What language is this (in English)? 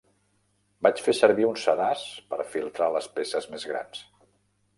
Catalan